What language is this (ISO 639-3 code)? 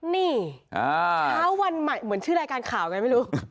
tha